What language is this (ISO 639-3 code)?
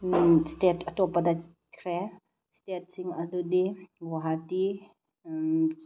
mni